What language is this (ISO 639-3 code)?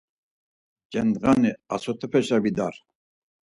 lzz